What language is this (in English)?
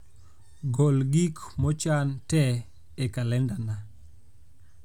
Luo (Kenya and Tanzania)